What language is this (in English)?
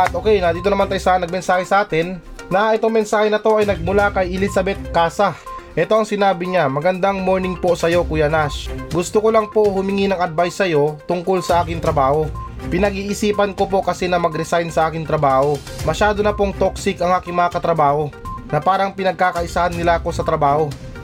Filipino